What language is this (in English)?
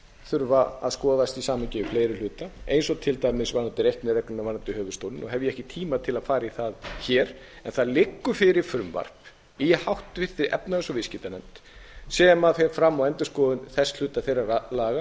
Icelandic